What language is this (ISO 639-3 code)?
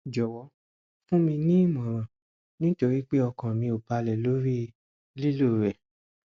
yor